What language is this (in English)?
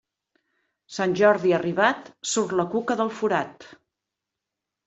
Catalan